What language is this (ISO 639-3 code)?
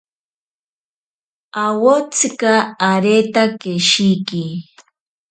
prq